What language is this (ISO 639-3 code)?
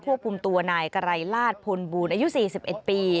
tha